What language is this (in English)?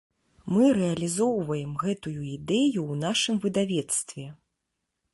Belarusian